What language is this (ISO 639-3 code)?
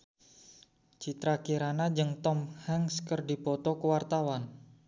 sun